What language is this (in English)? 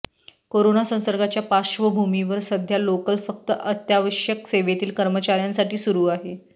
Marathi